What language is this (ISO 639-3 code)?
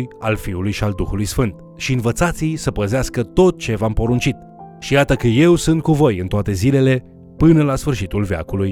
ron